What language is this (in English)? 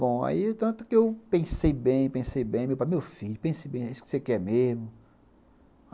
Portuguese